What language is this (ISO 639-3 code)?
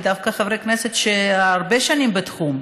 heb